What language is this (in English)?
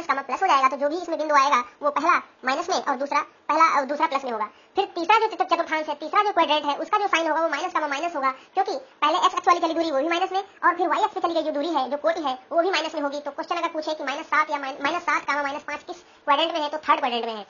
Hindi